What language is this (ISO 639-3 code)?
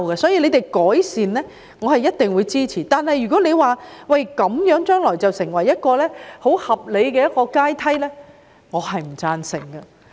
yue